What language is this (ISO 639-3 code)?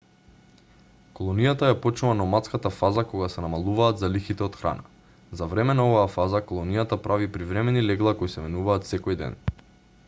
mkd